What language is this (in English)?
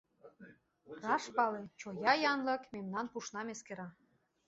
Mari